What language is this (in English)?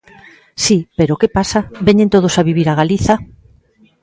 Galician